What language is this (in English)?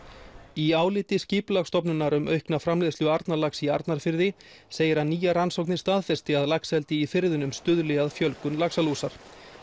Icelandic